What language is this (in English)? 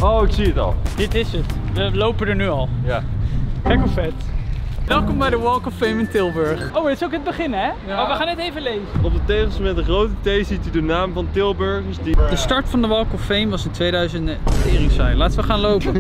Dutch